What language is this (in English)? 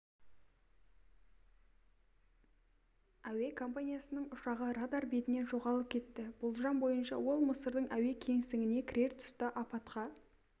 Kazakh